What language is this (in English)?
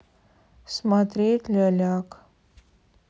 Russian